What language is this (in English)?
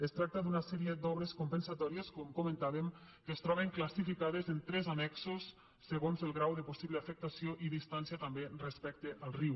Catalan